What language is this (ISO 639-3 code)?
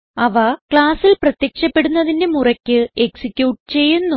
mal